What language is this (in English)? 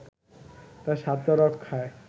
Bangla